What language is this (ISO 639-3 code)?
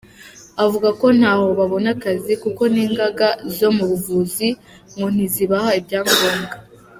kin